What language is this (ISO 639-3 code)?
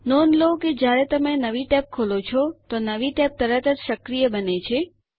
guj